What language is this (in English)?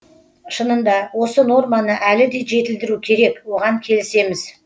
Kazakh